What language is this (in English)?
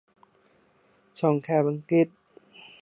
Thai